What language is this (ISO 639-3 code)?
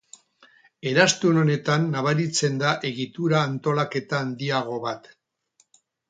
eus